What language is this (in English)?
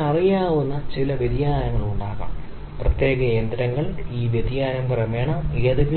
Malayalam